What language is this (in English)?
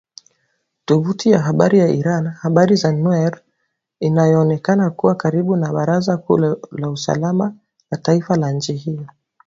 Swahili